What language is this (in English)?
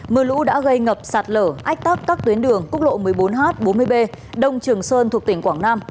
Vietnamese